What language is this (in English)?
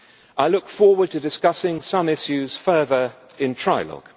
English